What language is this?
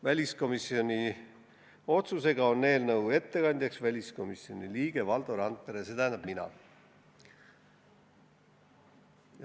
Estonian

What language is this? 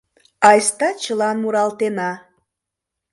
Mari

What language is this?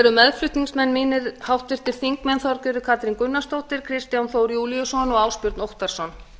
Icelandic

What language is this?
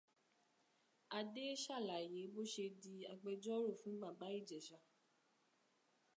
Yoruba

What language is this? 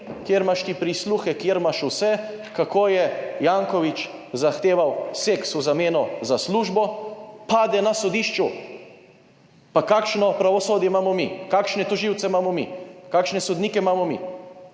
Slovenian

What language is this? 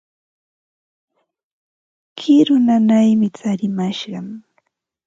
Ambo-Pasco Quechua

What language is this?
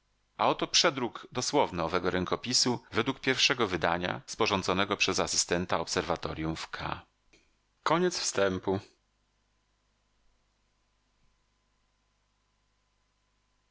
Polish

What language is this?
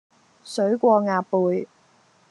Cantonese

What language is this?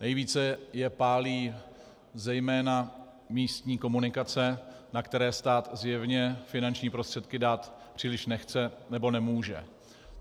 Czech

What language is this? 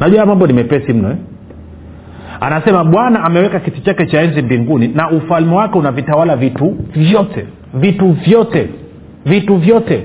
Swahili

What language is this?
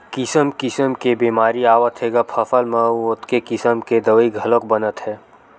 Chhattisgarhi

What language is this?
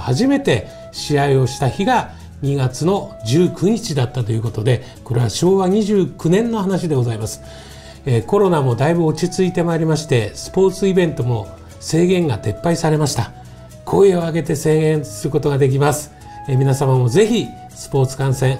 Japanese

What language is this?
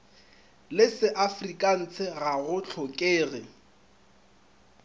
Northern Sotho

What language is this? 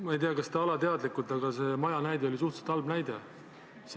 Estonian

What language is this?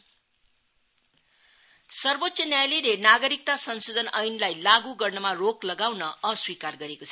Nepali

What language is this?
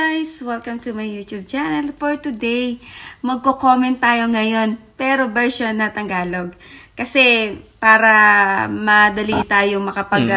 Filipino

